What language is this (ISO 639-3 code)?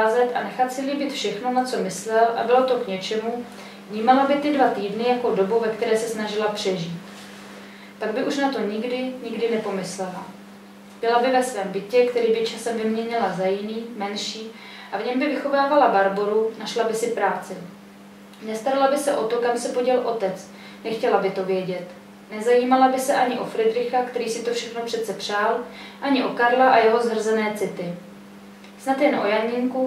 ces